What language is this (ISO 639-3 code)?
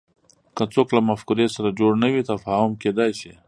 pus